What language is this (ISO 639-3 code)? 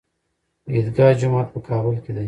pus